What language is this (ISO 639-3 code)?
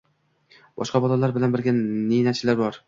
uzb